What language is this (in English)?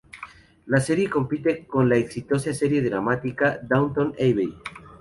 Spanish